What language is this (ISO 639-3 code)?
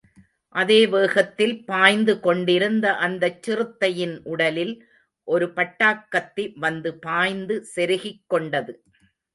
tam